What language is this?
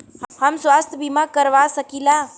Bhojpuri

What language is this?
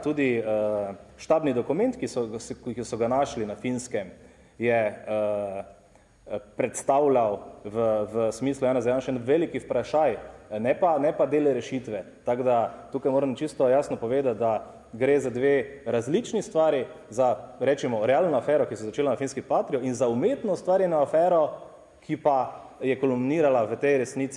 Slovenian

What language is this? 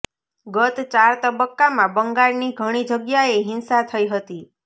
Gujarati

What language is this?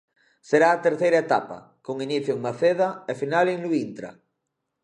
Galician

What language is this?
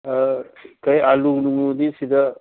Manipuri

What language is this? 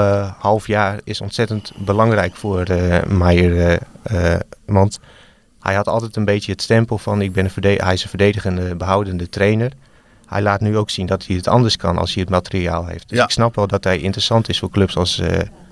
Dutch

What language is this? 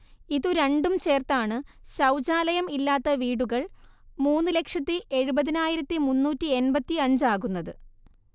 Malayalam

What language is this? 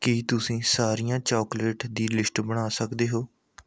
Punjabi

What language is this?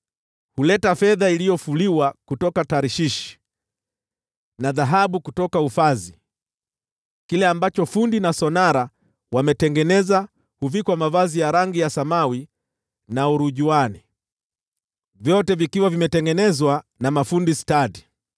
Swahili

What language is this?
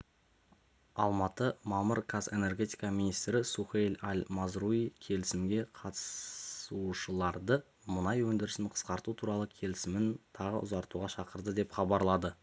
Kazakh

